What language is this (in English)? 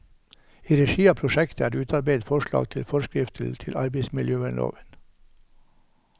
Norwegian